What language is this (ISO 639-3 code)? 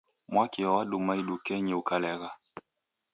dav